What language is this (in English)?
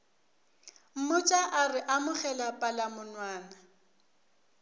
Northern Sotho